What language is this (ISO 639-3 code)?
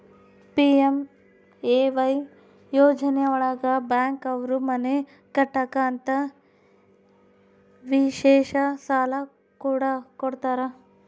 kan